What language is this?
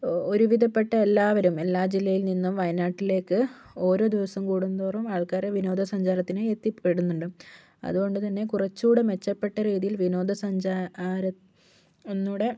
Malayalam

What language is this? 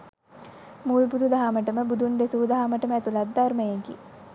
Sinhala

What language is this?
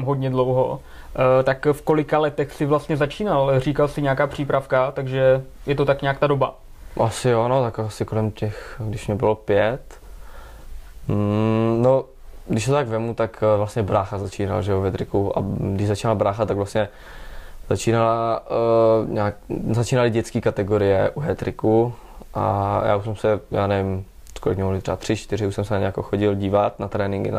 Czech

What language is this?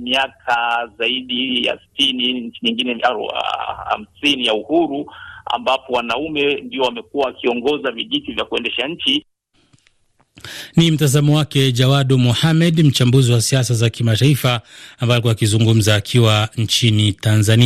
Swahili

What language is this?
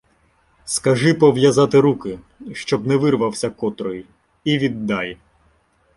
Ukrainian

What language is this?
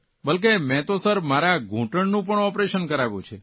Gujarati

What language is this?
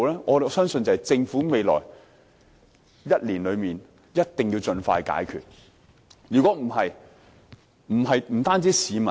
Cantonese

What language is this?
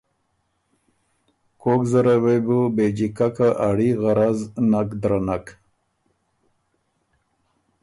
Ormuri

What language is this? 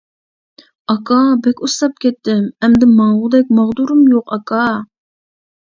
Uyghur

